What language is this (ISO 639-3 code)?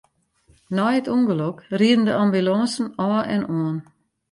fry